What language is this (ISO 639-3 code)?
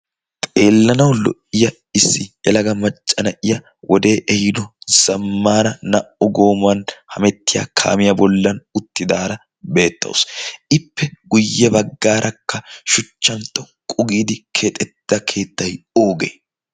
wal